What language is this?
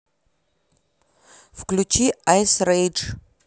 Russian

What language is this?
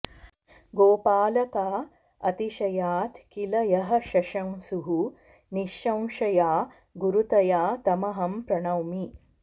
Sanskrit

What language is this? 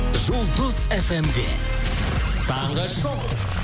Kazakh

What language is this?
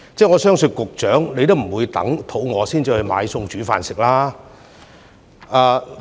Cantonese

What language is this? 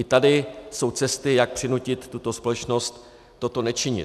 Czech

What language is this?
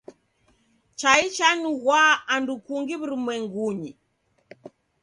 Taita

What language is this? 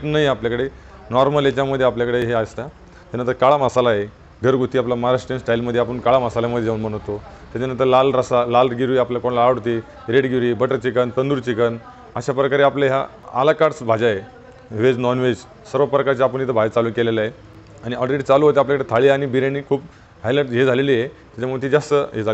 Marathi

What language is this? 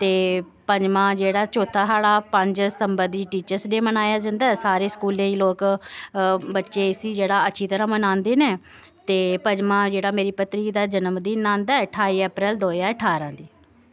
Dogri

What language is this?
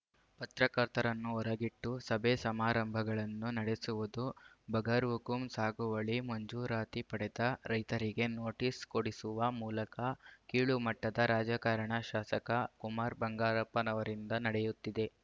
Kannada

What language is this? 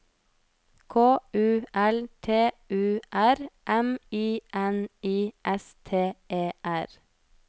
Norwegian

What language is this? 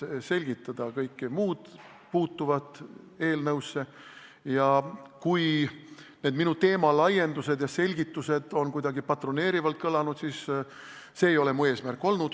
Estonian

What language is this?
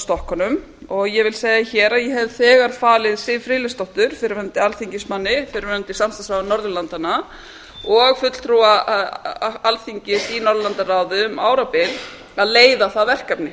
Icelandic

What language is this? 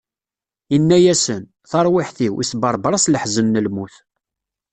Kabyle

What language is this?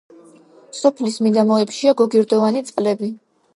Georgian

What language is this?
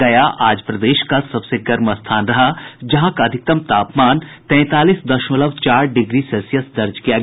Hindi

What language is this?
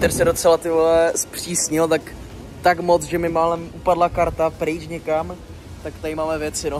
Czech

